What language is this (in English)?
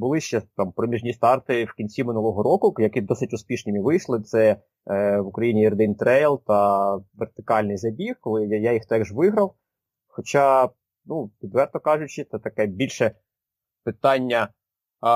Ukrainian